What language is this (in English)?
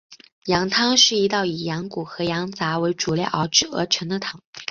Chinese